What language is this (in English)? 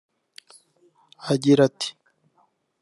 Kinyarwanda